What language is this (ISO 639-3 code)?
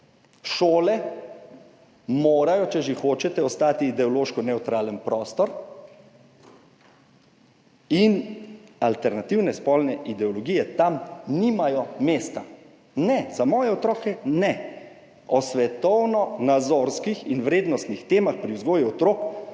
slv